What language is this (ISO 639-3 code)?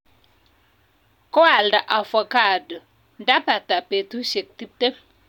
kln